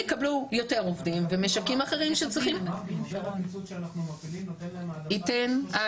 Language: Hebrew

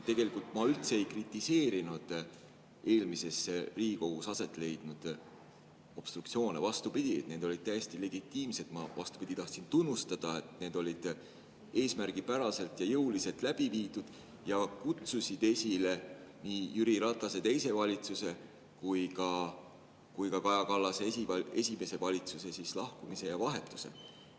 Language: Estonian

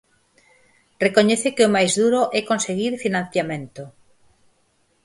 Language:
Galician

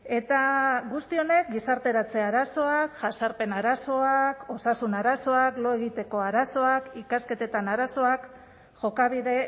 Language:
Basque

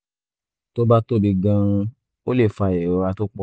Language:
Yoruba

